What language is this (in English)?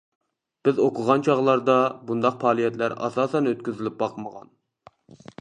Uyghur